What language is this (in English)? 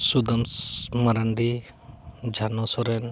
Santali